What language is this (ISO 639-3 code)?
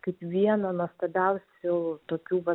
lit